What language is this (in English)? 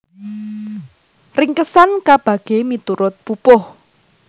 Javanese